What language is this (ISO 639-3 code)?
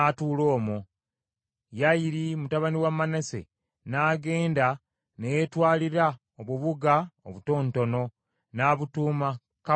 lug